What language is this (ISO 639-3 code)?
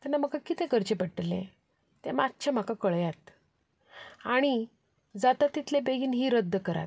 kok